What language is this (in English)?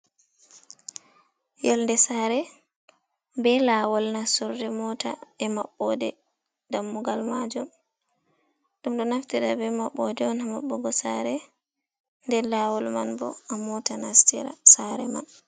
Fula